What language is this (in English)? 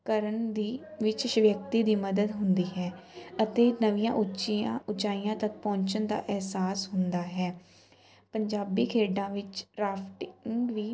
Punjabi